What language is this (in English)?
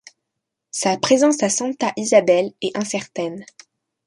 French